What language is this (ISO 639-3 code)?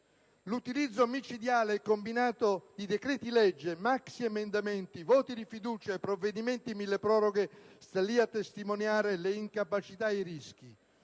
ita